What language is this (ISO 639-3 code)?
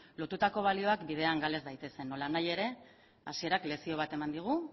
eus